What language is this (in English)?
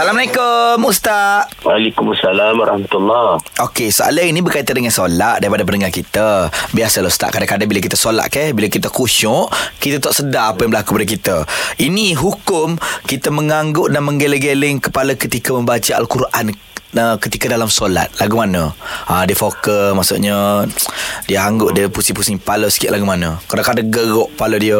Malay